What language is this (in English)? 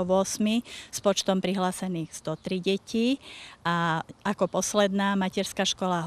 Slovak